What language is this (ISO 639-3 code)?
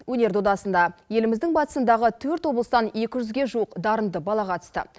kaz